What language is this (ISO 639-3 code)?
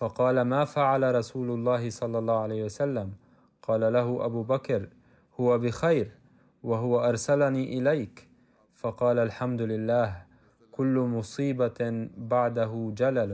ara